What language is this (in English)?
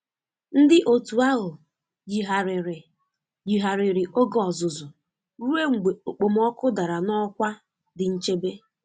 Igbo